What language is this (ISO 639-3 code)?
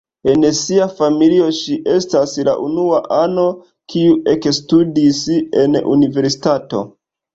epo